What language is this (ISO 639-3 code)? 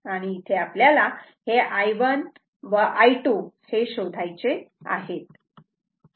mar